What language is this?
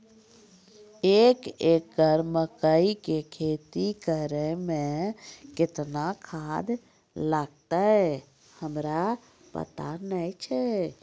Maithili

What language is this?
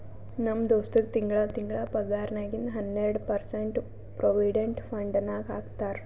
Kannada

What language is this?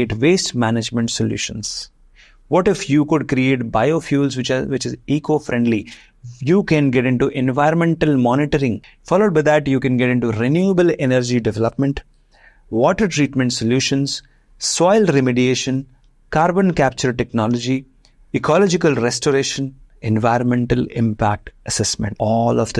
English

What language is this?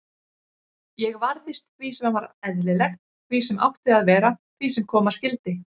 Icelandic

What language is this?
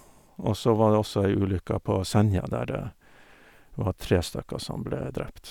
Norwegian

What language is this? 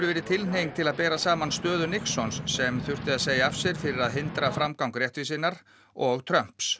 Icelandic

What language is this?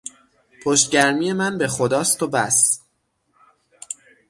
Persian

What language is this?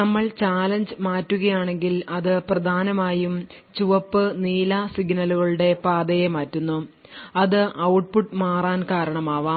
Malayalam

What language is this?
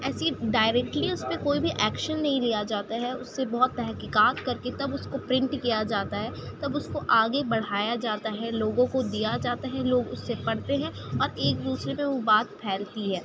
Urdu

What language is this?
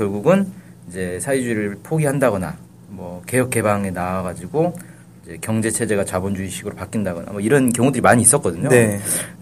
Korean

